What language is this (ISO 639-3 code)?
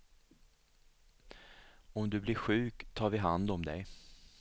swe